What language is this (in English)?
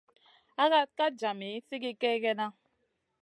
Masana